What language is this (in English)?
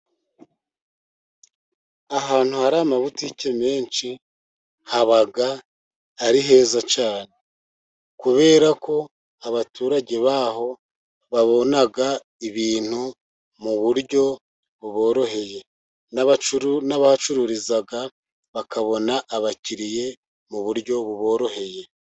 Kinyarwanda